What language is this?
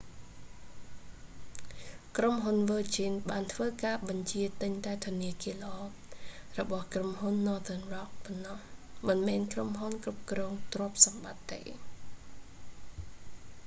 Khmer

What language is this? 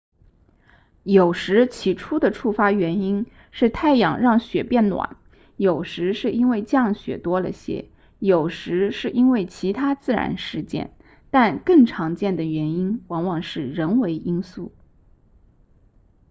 Chinese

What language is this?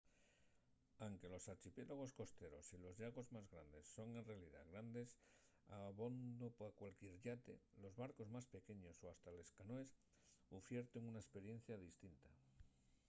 Asturian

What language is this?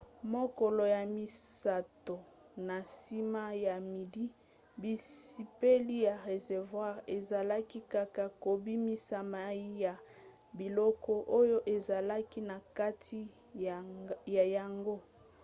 Lingala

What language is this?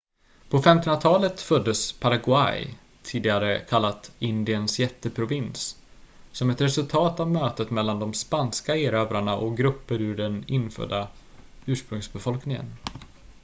Swedish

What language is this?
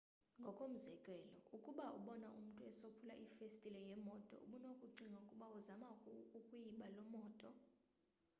Xhosa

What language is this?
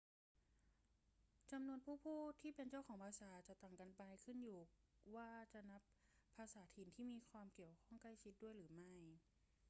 Thai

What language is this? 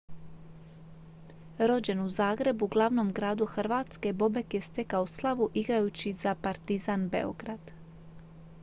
Croatian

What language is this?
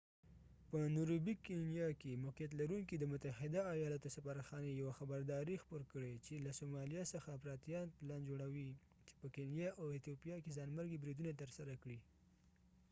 Pashto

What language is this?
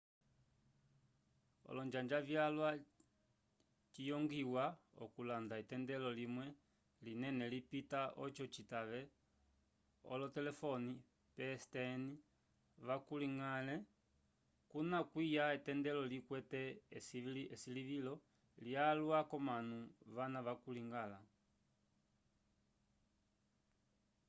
Umbundu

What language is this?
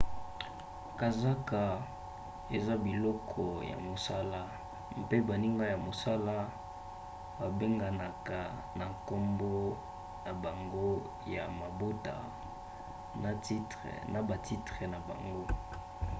Lingala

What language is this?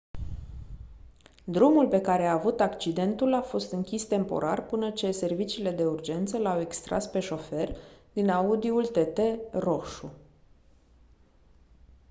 Romanian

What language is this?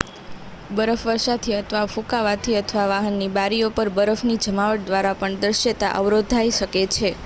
Gujarati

